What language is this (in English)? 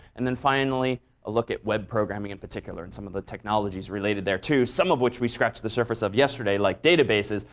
English